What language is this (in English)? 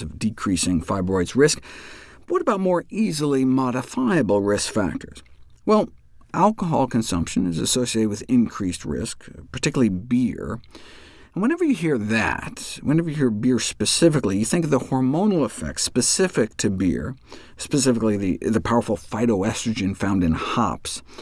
English